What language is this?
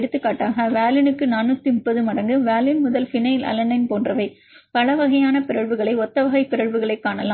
Tamil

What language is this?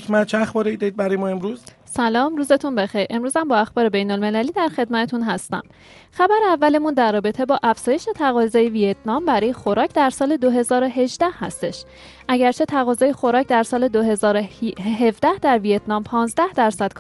Persian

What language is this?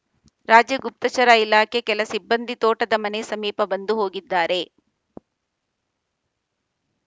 Kannada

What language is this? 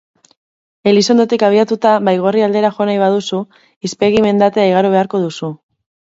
Basque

